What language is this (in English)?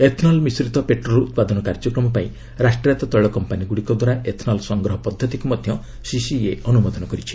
Odia